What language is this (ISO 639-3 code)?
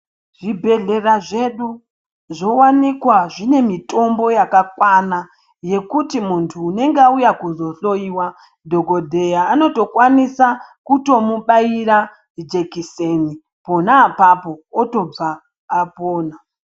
ndc